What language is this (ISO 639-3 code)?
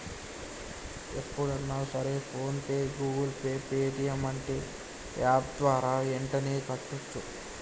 tel